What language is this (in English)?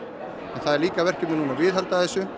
Icelandic